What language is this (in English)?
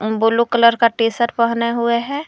Hindi